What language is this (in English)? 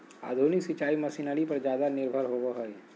Magahi